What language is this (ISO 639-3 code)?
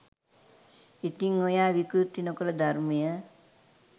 sin